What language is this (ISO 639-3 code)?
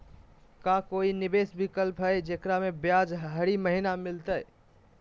mag